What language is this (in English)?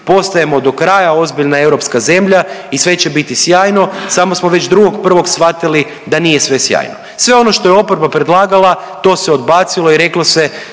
Croatian